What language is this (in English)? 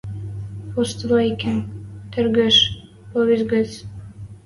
Western Mari